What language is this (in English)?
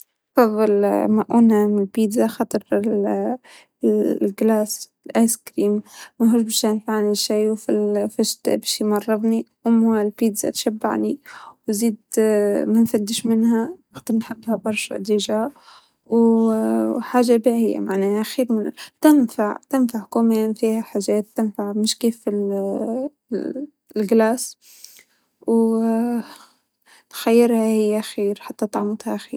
Tunisian Arabic